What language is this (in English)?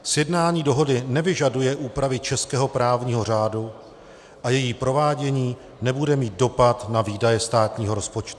Czech